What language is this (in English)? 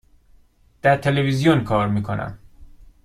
Persian